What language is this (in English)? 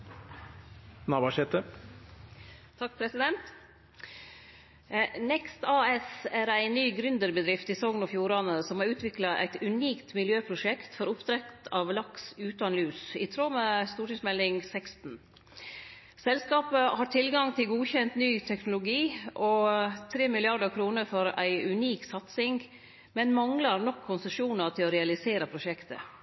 Norwegian Nynorsk